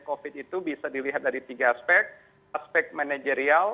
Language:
Indonesian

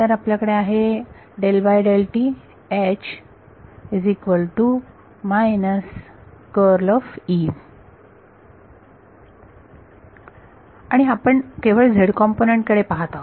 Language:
Marathi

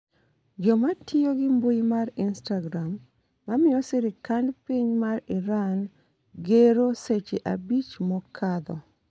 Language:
Luo (Kenya and Tanzania)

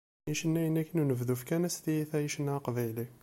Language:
Kabyle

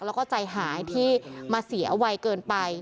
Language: Thai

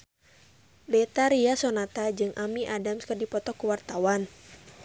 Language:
Sundanese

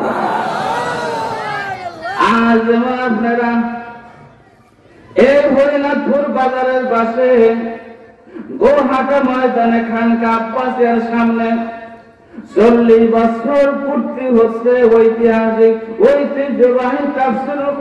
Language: Arabic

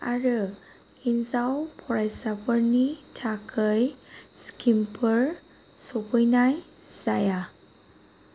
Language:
Bodo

